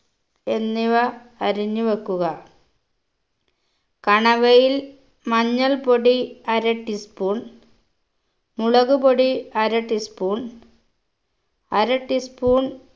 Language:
Malayalam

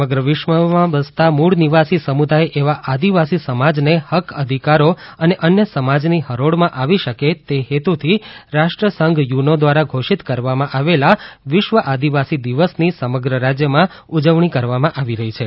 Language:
Gujarati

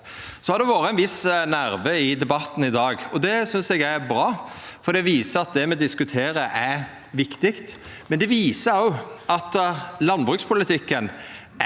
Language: Norwegian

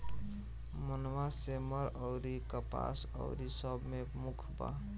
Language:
Bhojpuri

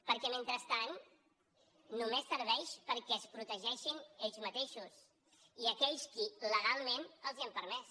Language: Catalan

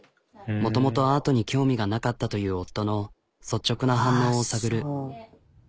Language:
Japanese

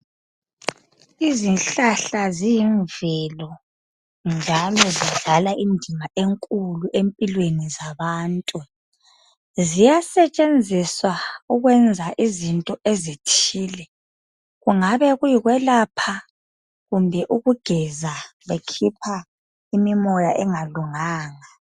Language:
North Ndebele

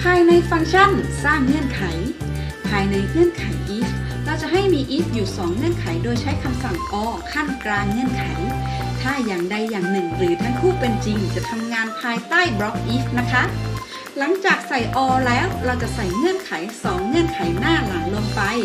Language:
Thai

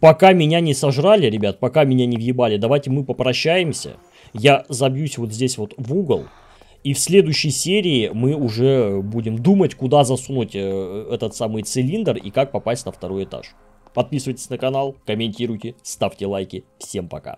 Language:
Russian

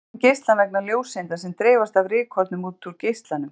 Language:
Icelandic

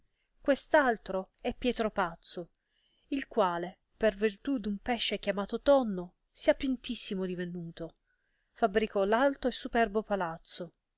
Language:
Italian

